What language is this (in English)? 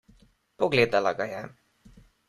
Slovenian